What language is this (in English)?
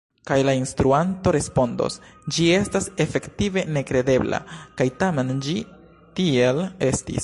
Esperanto